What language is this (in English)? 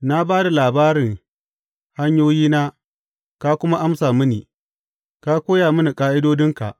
Hausa